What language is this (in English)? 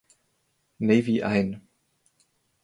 German